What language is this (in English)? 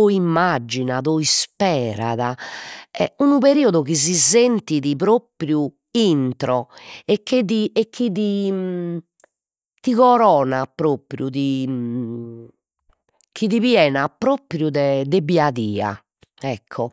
Sardinian